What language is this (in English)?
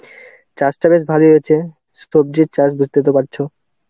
Bangla